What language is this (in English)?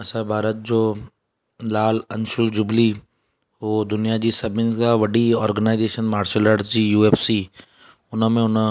Sindhi